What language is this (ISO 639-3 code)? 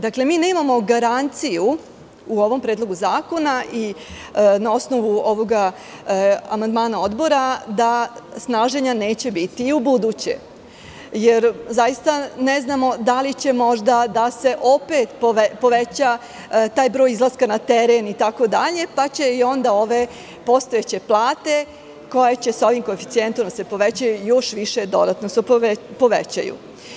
srp